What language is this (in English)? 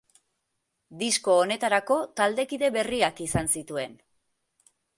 Basque